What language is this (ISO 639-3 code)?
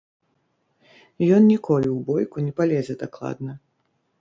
bel